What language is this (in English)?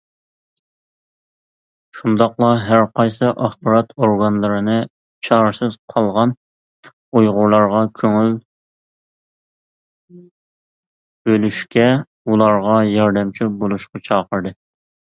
Uyghur